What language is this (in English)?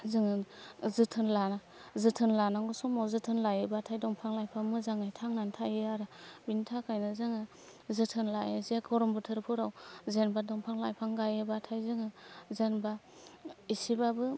Bodo